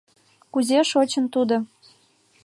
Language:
Mari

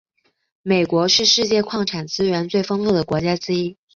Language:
Chinese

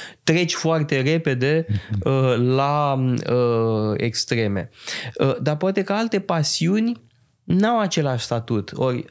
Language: Romanian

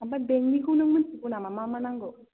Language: Bodo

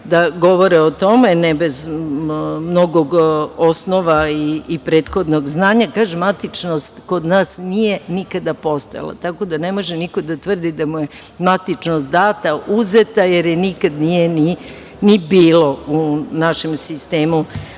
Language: Serbian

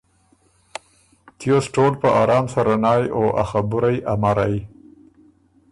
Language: Ormuri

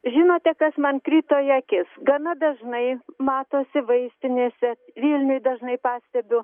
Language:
Lithuanian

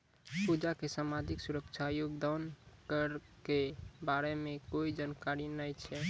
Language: Maithili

